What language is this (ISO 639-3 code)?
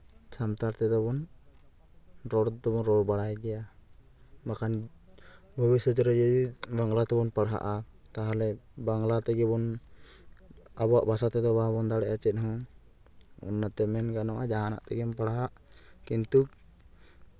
sat